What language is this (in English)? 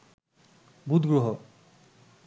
Bangla